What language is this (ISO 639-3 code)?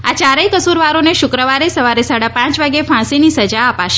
guj